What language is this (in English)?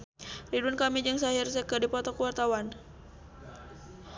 Sundanese